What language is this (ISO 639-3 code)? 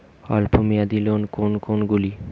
ben